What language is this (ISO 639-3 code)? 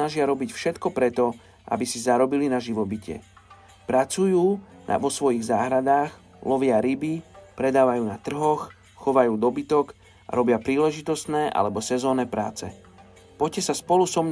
slk